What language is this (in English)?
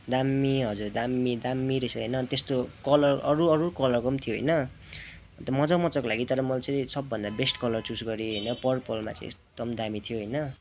Nepali